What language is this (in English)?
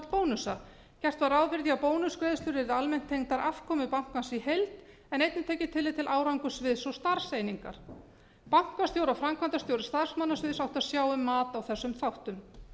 Icelandic